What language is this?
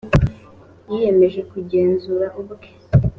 Kinyarwanda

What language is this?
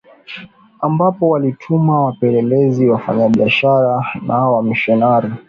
Swahili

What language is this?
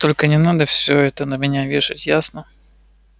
Russian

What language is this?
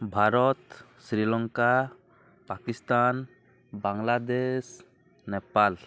Odia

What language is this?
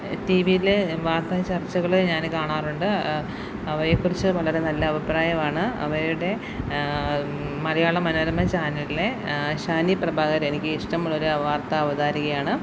Malayalam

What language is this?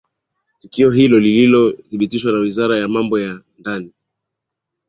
Swahili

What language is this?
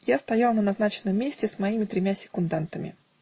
Russian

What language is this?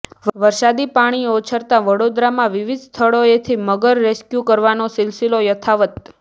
Gujarati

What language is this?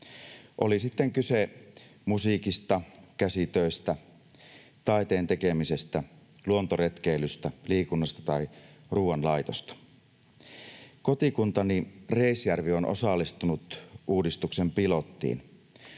Finnish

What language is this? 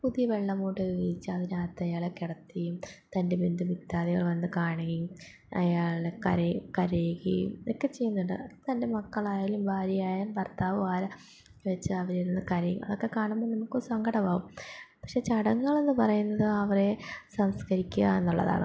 Malayalam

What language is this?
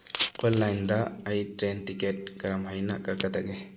Manipuri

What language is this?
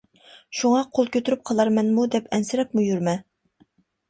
Uyghur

